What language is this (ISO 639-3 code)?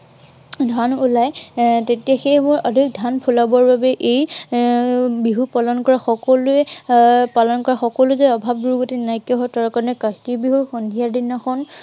asm